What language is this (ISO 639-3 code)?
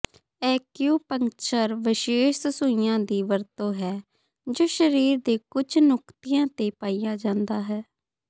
pan